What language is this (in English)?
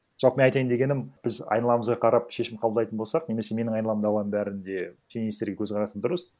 Kazakh